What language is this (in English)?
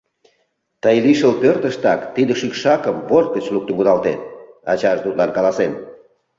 Mari